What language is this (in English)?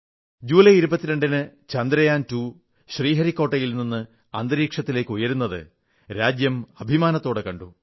Malayalam